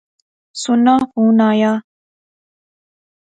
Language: Pahari-Potwari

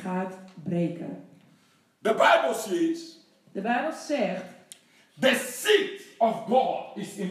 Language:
Dutch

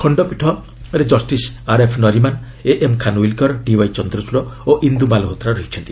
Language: Odia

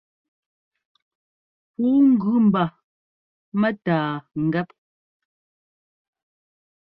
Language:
Ngomba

